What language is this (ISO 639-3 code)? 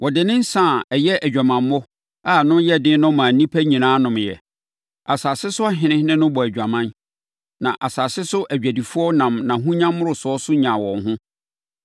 aka